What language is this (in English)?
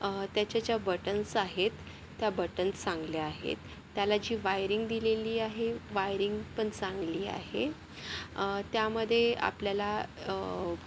Marathi